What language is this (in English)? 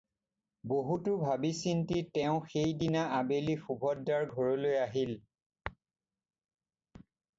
Assamese